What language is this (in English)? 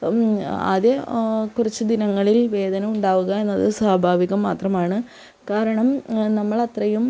Malayalam